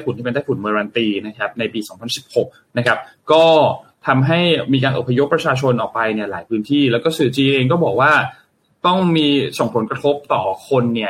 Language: Thai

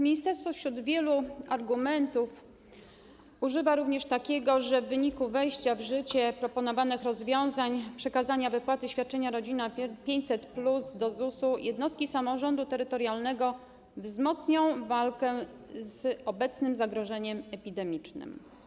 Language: Polish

